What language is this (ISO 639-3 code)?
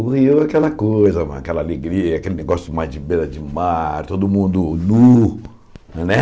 por